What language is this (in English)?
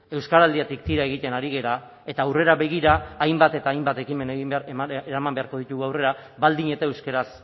Basque